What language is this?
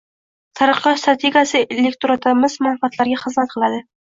Uzbek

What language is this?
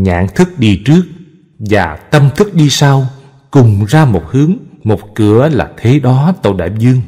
Vietnamese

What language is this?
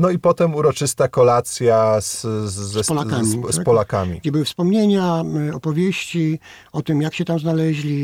Polish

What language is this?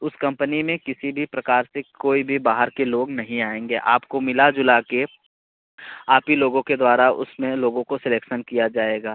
Hindi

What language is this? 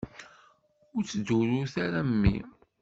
Kabyle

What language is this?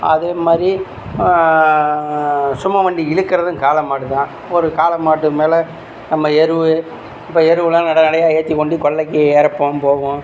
Tamil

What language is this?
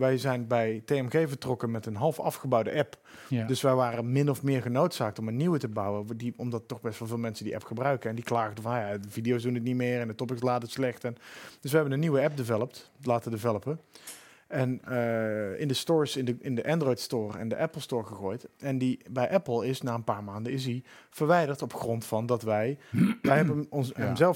Dutch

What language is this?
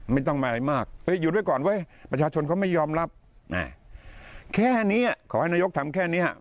Thai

